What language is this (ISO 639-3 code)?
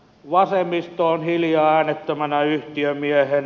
fin